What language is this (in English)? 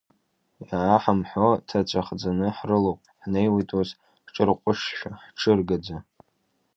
Abkhazian